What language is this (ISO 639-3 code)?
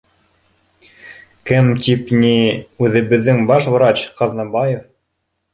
bak